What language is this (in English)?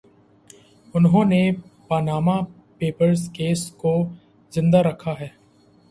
Urdu